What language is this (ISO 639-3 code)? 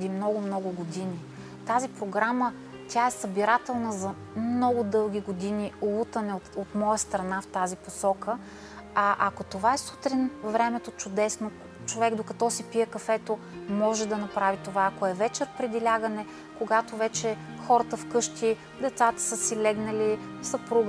bul